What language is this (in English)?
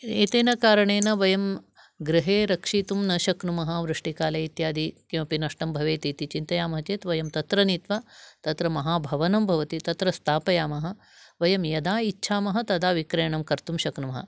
Sanskrit